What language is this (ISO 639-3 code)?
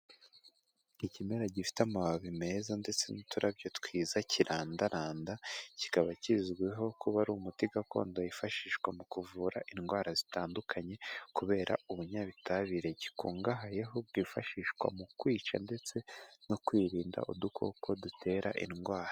kin